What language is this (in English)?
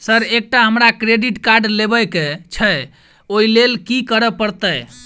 Maithili